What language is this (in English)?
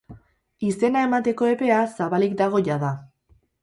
Basque